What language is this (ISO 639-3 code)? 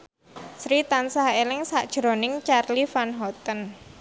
jav